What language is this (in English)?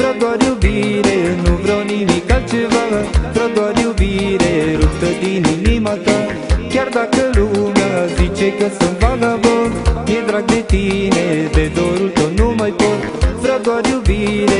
Romanian